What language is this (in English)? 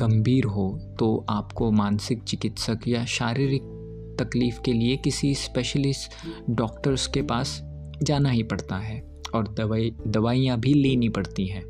Hindi